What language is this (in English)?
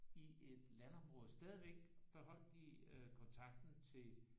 Danish